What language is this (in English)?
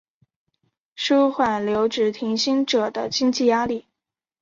Chinese